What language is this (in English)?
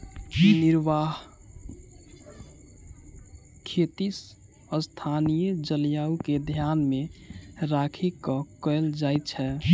Maithili